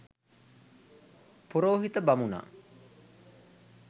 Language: Sinhala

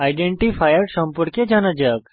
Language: Bangla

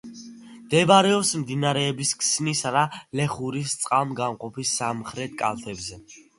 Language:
Georgian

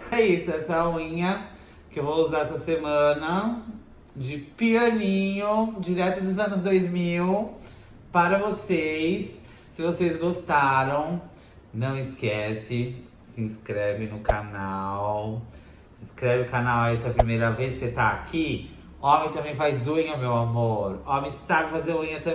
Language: Portuguese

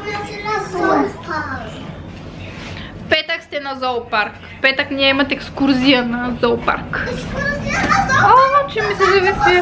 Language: Bulgarian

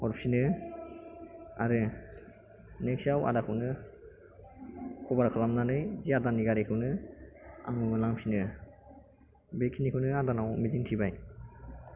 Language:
Bodo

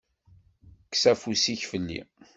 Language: Kabyle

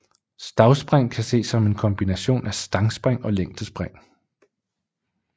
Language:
Danish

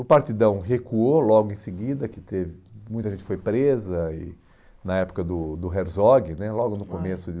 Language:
Portuguese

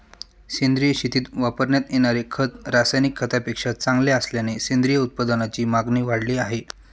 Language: Marathi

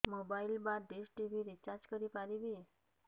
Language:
Odia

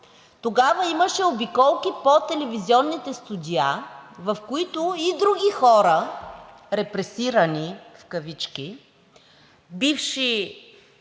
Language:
Bulgarian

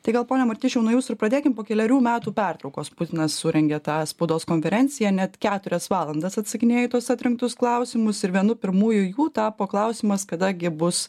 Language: Lithuanian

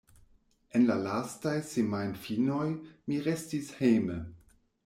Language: Esperanto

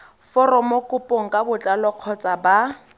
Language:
Tswana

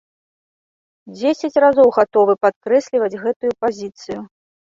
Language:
Belarusian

